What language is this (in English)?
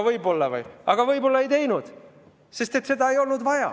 Estonian